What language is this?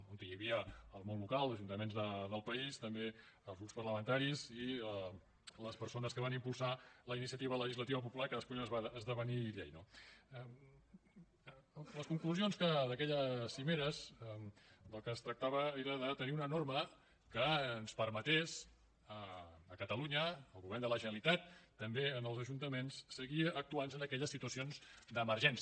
Catalan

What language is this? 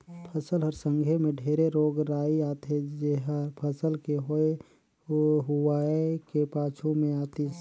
Chhattisgarhi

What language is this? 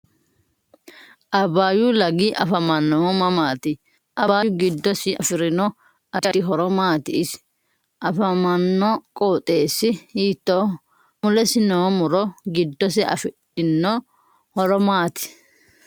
Sidamo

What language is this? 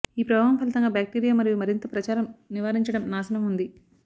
Telugu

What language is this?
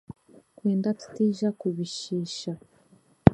Chiga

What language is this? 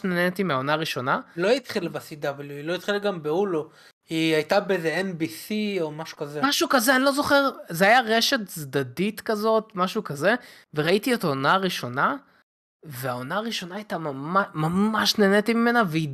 Hebrew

